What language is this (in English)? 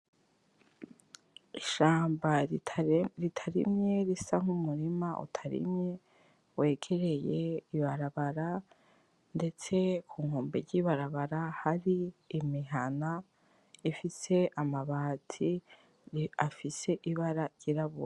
Rundi